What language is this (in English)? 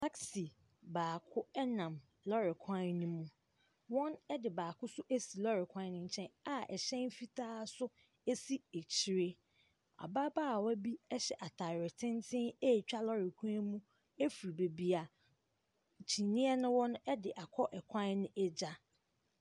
Akan